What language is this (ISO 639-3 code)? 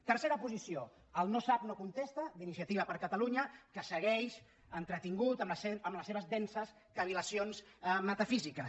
cat